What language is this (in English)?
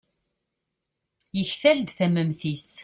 Kabyle